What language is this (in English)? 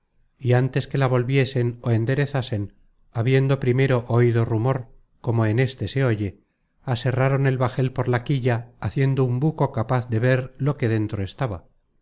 Spanish